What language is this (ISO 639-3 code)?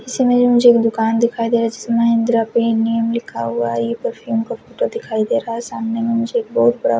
hin